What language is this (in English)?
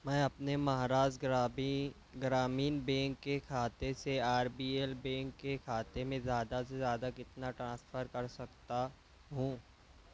Urdu